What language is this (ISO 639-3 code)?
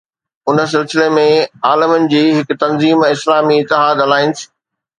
snd